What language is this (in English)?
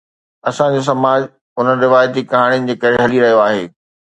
Sindhi